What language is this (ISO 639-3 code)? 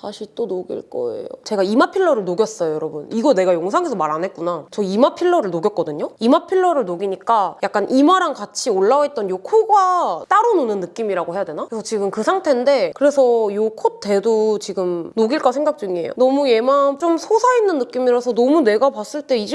kor